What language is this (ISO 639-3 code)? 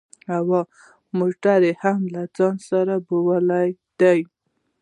pus